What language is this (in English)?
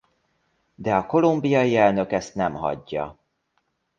Hungarian